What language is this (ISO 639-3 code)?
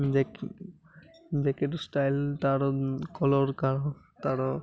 ori